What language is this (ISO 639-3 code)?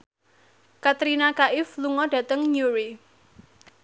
jav